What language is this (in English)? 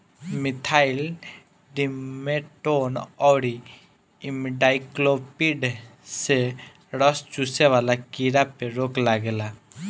Bhojpuri